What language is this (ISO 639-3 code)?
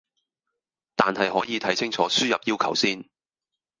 yue